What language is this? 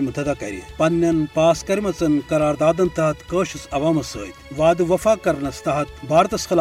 Urdu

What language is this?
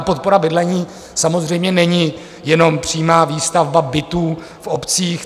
Czech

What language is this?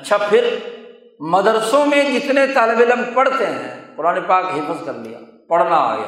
Urdu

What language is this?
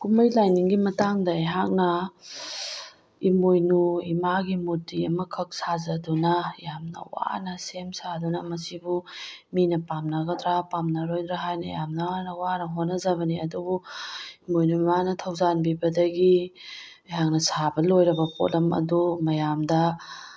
Manipuri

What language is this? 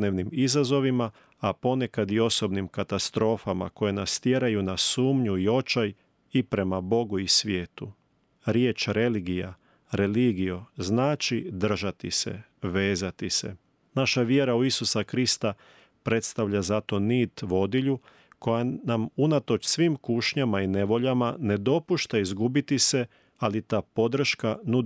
Croatian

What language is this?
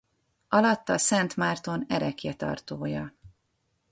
Hungarian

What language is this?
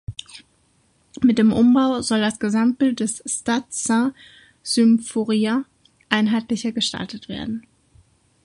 German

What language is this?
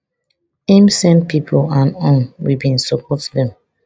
Nigerian Pidgin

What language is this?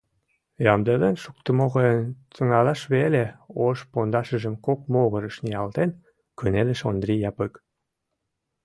Mari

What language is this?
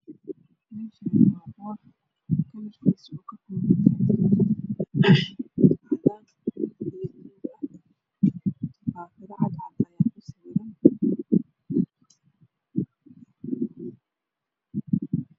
Somali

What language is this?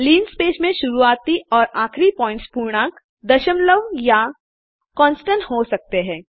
Hindi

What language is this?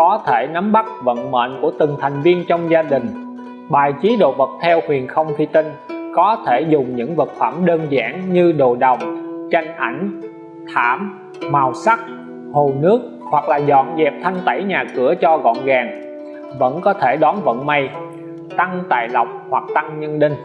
Vietnamese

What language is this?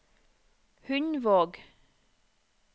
Norwegian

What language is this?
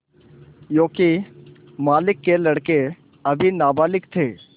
Hindi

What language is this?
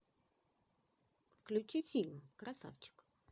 Russian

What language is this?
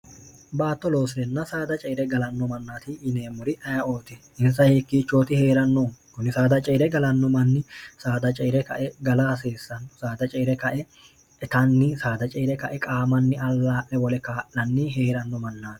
Sidamo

